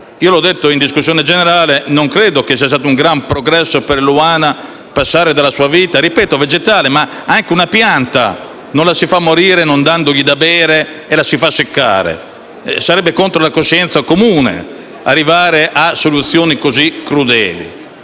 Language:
Italian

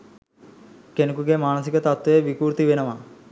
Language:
Sinhala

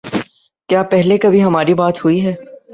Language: Urdu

